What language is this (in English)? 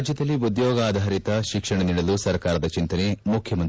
Kannada